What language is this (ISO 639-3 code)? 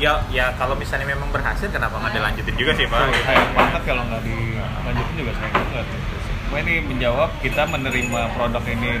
ind